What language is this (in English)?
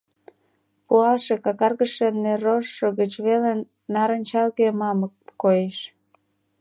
Mari